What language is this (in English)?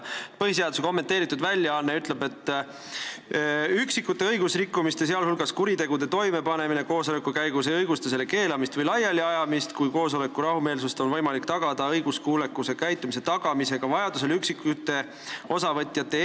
Estonian